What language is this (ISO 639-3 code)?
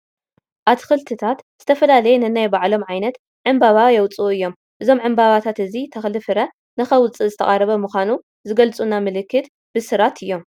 tir